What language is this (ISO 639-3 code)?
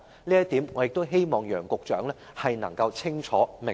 yue